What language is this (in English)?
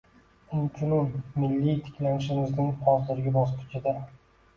Uzbek